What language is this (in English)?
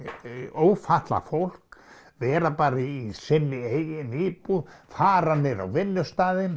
Icelandic